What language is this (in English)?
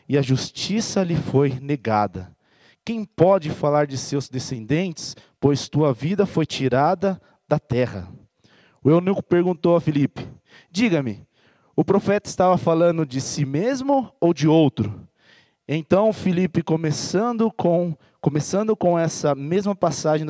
Portuguese